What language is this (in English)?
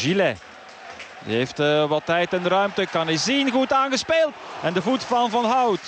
Dutch